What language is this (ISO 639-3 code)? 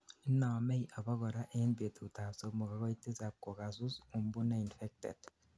kln